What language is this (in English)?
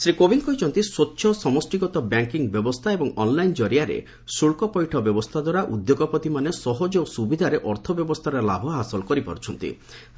Odia